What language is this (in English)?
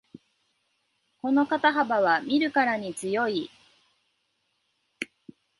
Japanese